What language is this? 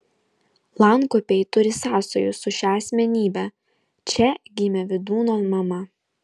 Lithuanian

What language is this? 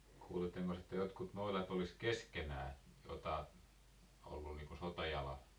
Finnish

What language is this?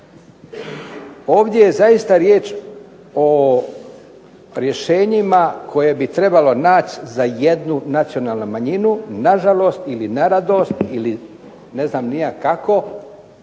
Croatian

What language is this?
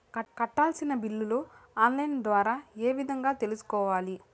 Telugu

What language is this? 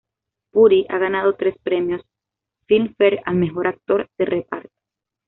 Spanish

